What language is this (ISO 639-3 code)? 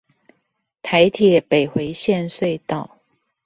zho